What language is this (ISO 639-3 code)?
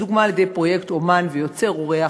heb